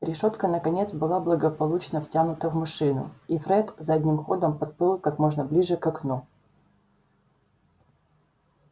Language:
Russian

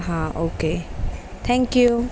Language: Marathi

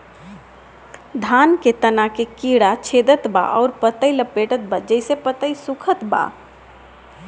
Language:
Bhojpuri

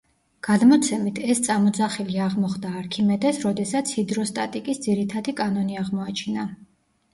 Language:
Georgian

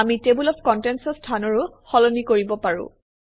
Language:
Assamese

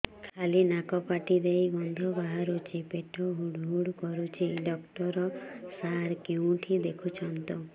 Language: Odia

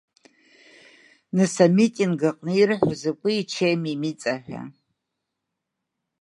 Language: Abkhazian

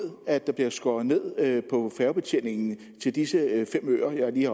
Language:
Danish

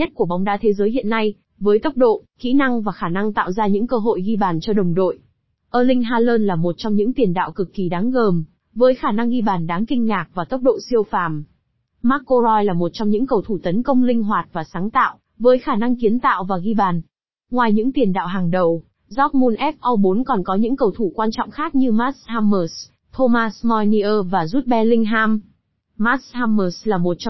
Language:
Vietnamese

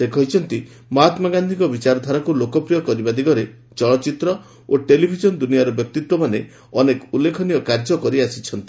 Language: Odia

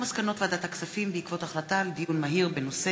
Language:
Hebrew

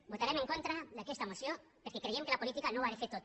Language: Catalan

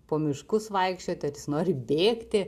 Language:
Lithuanian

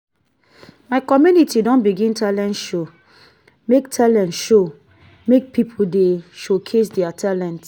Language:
Nigerian Pidgin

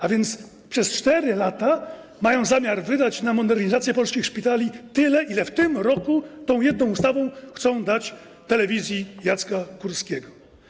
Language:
Polish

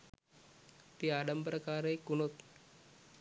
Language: Sinhala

